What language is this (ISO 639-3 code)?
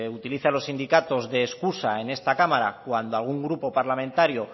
spa